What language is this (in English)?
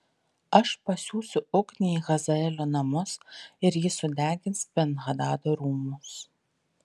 Lithuanian